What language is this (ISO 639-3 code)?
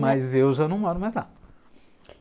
por